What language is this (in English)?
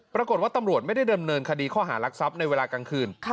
Thai